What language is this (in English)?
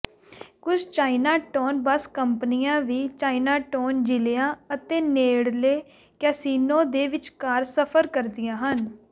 Punjabi